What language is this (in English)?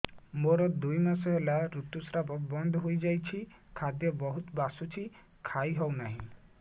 Odia